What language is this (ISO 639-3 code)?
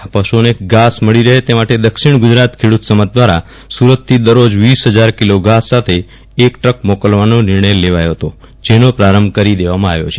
guj